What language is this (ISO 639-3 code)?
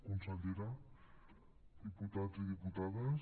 cat